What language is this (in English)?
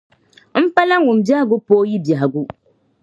Dagbani